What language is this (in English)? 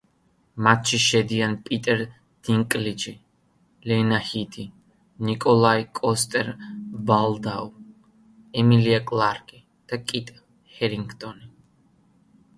Georgian